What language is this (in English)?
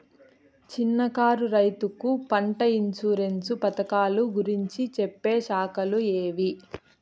Telugu